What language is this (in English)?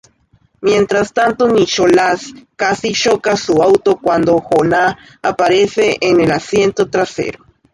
Spanish